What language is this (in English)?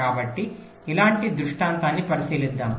Telugu